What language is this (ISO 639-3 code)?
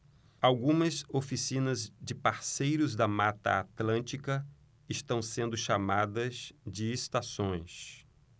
por